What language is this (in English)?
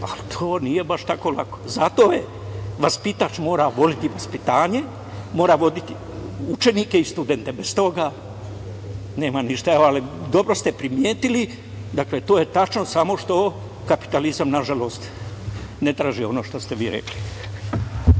Serbian